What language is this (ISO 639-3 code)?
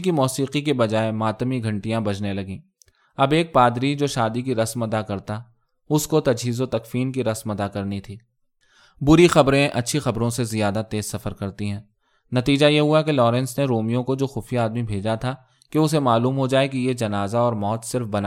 urd